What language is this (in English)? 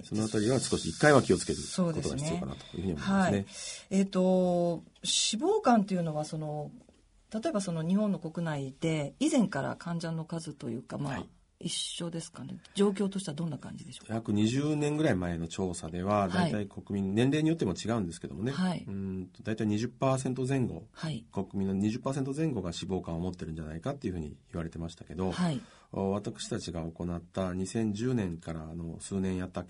Japanese